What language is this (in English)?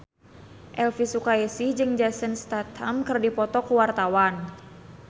Sundanese